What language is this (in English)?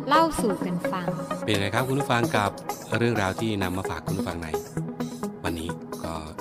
Thai